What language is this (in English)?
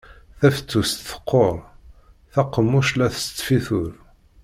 Kabyle